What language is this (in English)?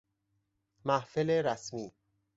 Persian